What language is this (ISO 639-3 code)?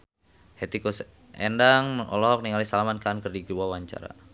sun